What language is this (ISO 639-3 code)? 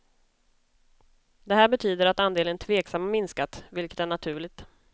swe